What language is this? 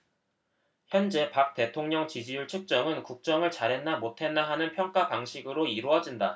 Korean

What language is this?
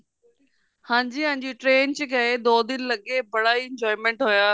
Punjabi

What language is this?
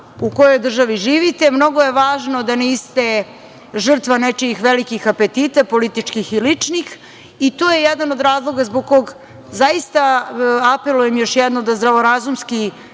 Serbian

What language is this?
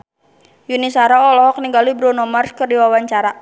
Sundanese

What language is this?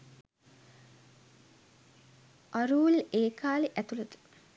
Sinhala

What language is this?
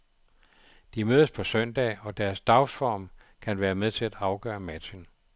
Danish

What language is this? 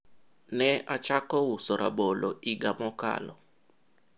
Luo (Kenya and Tanzania)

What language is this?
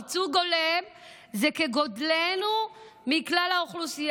Hebrew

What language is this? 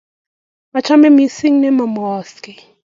Kalenjin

